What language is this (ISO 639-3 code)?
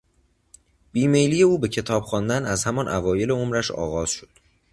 fas